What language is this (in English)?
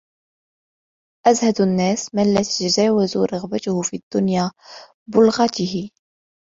Arabic